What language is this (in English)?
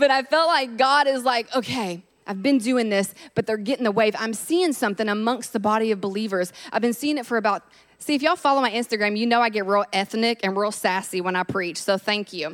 English